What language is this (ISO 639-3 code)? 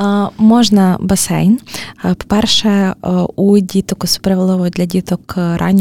ukr